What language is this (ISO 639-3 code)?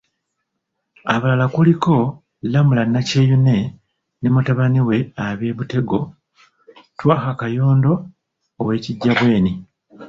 lug